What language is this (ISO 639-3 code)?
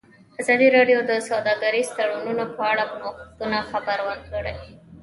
pus